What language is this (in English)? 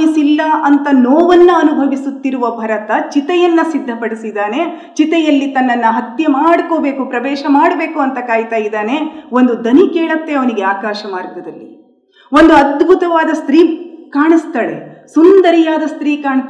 Kannada